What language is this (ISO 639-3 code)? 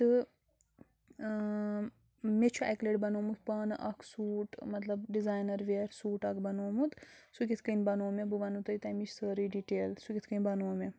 kas